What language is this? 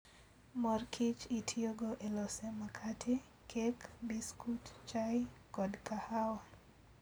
Luo (Kenya and Tanzania)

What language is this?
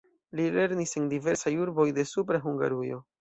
Esperanto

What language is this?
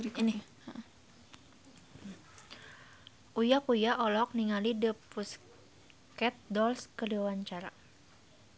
Sundanese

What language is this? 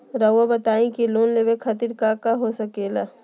Magahi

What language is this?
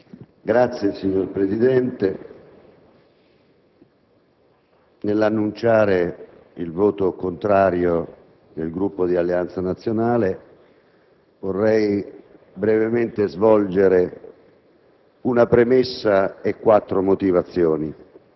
Italian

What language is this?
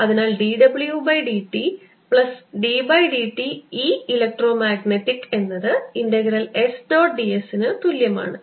Malayalam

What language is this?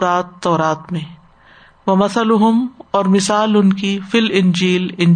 Urdu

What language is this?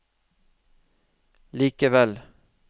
Norwegian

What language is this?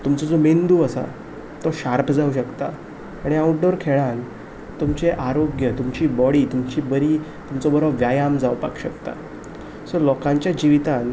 Konkani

